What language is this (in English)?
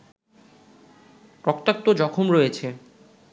Bangla